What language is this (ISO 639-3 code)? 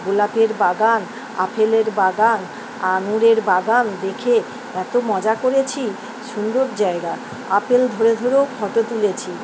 ben